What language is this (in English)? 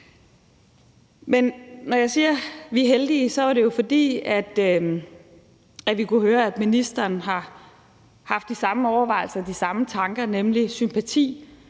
Danish